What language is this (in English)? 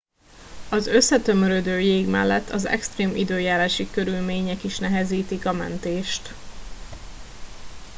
Hungarian